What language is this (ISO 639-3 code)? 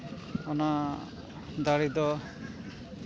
sat